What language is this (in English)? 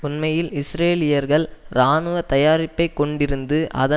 Tamil